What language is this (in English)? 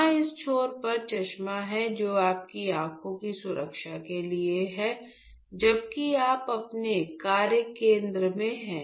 Hindi